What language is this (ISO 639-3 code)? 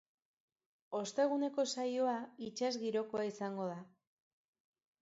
eus